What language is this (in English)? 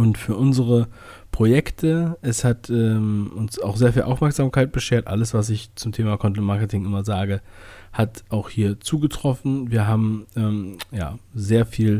German